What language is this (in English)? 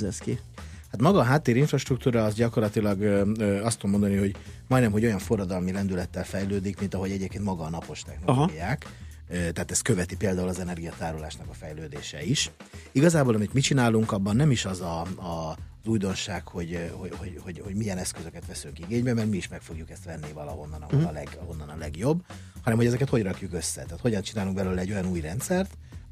Hungarian